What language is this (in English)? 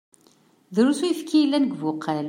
Kabyle